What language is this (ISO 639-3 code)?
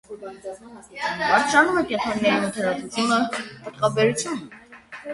hye